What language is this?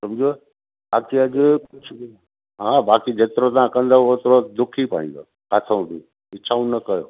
Sindhi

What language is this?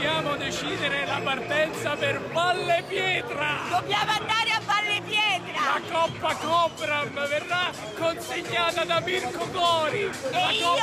Italian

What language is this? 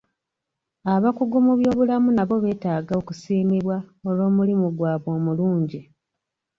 Ganda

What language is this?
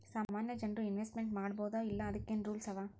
Kannada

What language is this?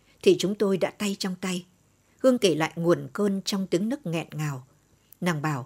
Vietnamese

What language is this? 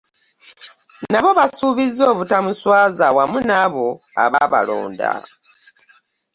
Ganda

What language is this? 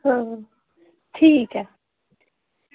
Dogri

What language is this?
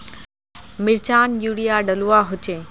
Magahi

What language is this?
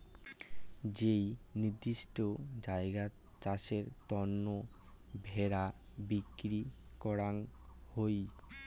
Bangla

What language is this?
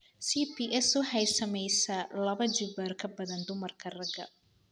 Somali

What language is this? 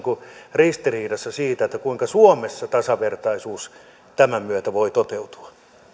Finnish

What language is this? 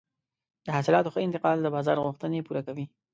Pashto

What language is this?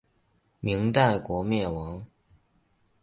Chinese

